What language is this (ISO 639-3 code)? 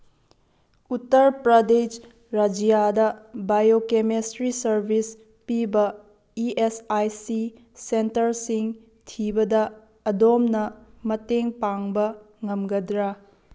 mni